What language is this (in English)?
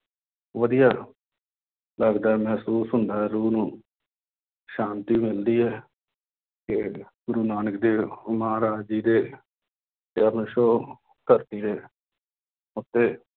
Punjabi